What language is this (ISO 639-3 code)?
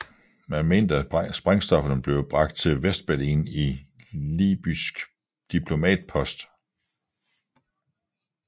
dan